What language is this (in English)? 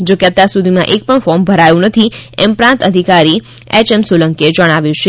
Gujarati